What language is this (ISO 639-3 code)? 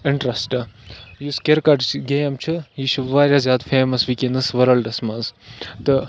kas